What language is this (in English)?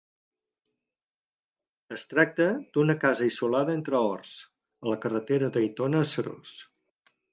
Catalan